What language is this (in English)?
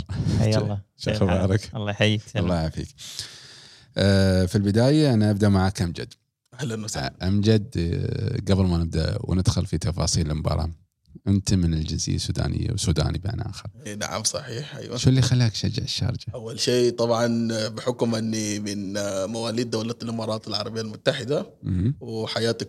Arabic